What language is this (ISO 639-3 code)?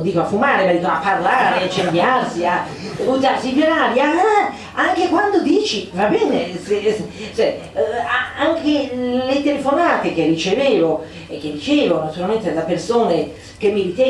ita